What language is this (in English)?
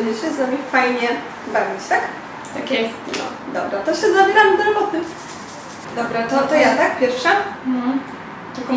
Polish